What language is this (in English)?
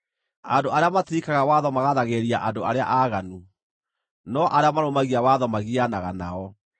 Kikuyu